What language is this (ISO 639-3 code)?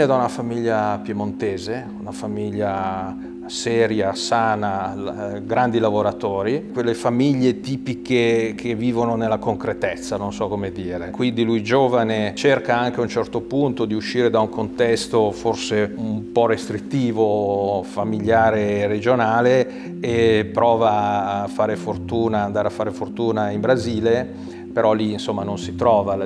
ita